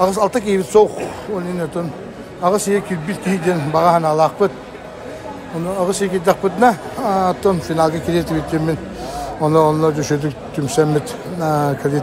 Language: Turkish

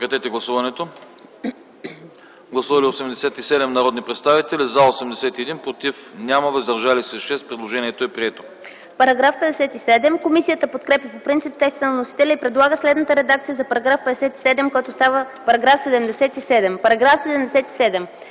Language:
Bulgarian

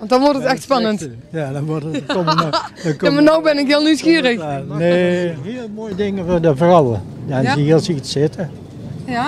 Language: Dutch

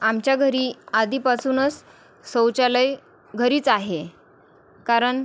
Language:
Marathi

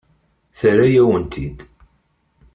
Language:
Kabyle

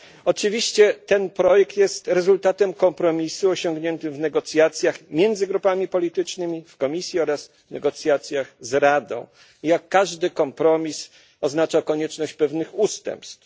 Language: Polish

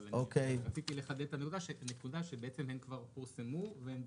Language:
Hebrew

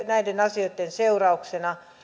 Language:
Finnish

